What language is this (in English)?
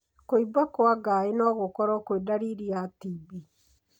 Kikuyu